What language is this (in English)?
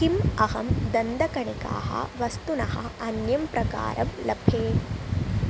Sanskrit